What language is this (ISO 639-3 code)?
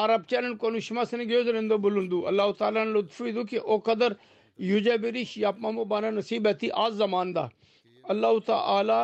tur